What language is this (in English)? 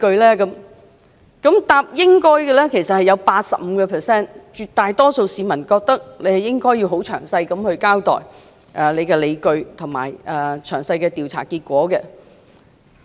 Cantonese